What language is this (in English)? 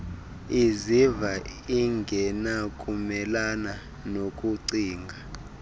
Xhosa